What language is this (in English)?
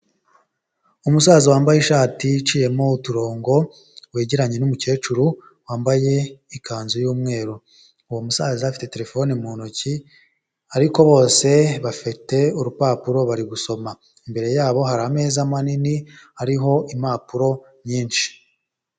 Kinyarwanda